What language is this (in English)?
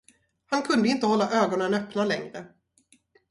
Swedish